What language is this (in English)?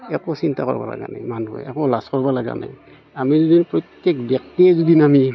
Assamese